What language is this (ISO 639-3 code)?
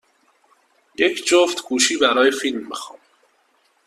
fas